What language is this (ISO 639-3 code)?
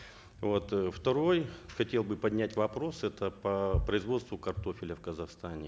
kaz